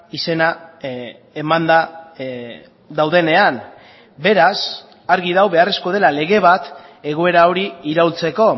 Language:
Basque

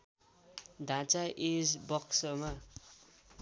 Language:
Nepali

